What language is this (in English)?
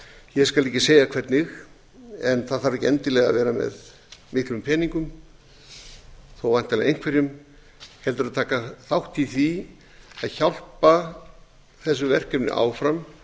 Icelandic